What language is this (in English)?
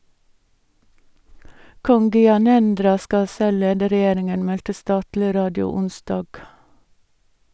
Norwegian